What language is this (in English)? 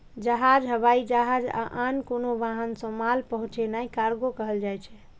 Maithili